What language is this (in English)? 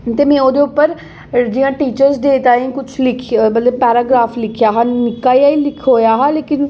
Dogri